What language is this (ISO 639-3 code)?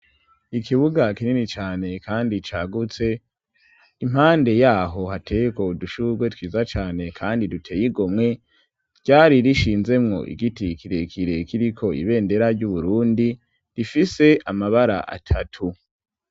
run